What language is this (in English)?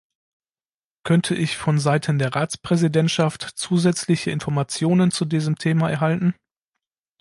German